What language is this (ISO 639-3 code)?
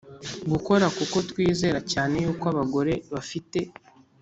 kin